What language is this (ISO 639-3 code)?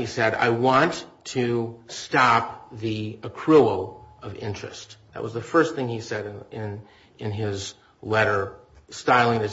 eng